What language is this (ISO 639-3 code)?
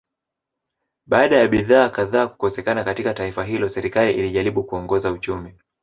swa